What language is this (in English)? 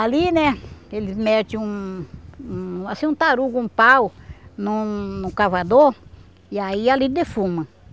Portuguese